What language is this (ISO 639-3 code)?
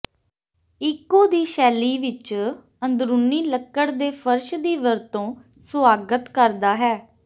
pan